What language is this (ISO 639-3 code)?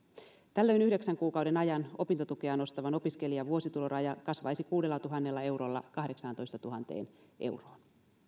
fin